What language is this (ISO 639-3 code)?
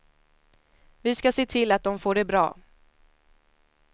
swe